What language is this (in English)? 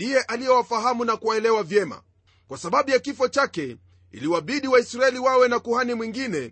Swahili